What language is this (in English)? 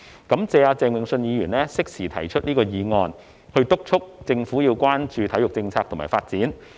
Cantonese